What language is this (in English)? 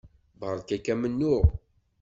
Kabyle